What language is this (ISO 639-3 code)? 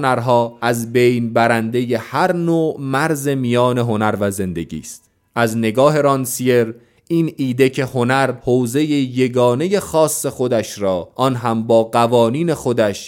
fas